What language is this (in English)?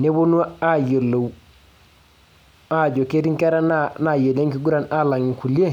Masai